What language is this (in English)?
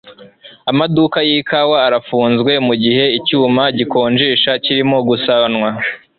Kinyarwanda